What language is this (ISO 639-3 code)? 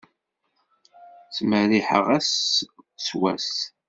kab